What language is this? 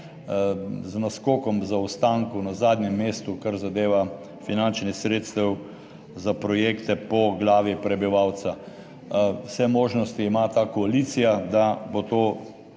Slovenian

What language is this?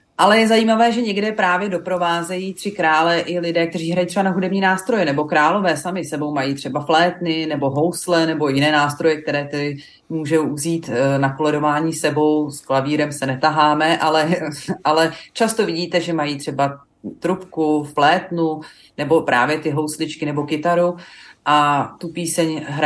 Czech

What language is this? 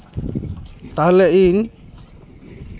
Santali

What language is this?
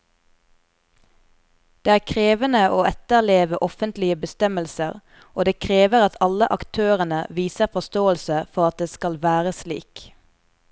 Norwegian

